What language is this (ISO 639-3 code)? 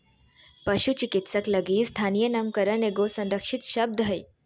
mag